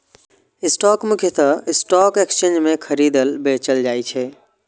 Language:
Maithili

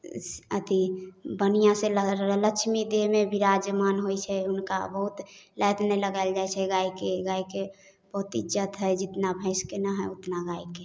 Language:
Maithili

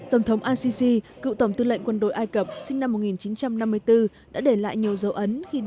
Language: Vietnamese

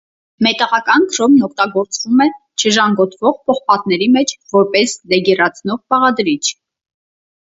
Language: Armenian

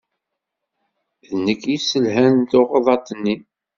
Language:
Kabyle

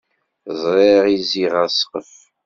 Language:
Kabyle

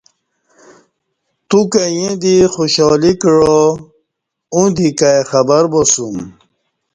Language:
Kati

